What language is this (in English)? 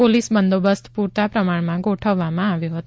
Gujarati